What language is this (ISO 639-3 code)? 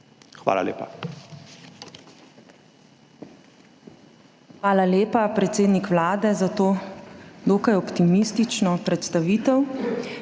slv